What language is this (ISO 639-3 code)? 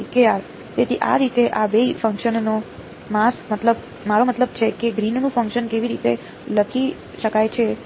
guj